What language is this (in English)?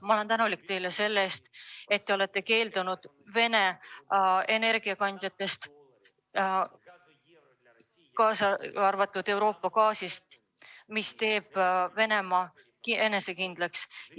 Estonian